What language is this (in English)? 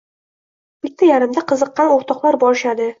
Uzbek